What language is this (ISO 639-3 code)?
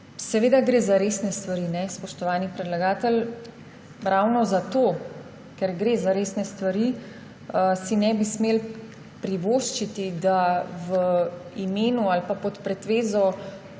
slv